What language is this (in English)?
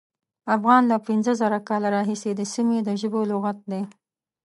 Pashto